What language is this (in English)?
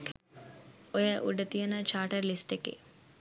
Sinhala